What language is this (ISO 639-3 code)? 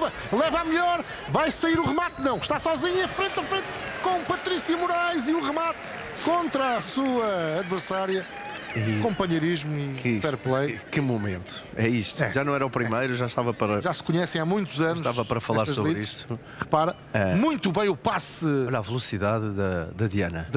por